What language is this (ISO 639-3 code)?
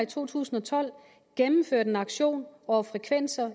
dan